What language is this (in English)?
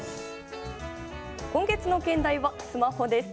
Japanese